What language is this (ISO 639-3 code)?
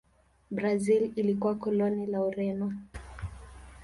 swa